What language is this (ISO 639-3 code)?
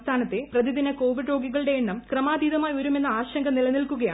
mal